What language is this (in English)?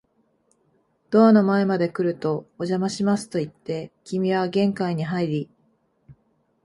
Japanese